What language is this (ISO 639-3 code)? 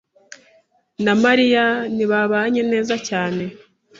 kin